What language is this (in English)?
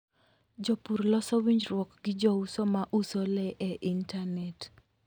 Luo (Kenya and Tanzania)